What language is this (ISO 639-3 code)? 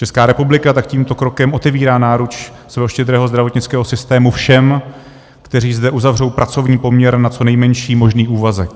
ces